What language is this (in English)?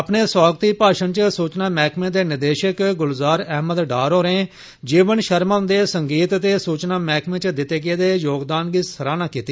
Dogri